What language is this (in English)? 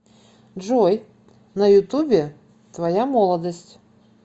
Russian